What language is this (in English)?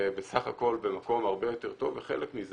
Hebrew